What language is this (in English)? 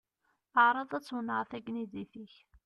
Kabyle